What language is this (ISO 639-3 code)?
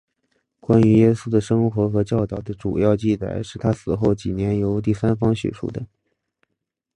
zho